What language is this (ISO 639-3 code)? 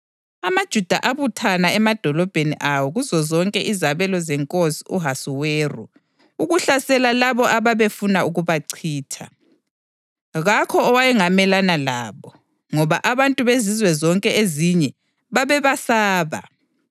nde